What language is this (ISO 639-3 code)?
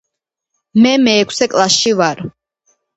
kat